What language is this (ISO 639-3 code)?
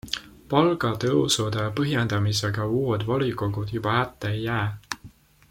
est